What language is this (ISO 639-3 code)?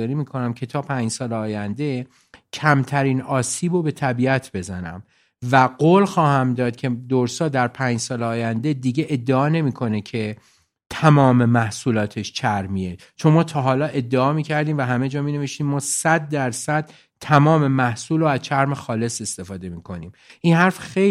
fas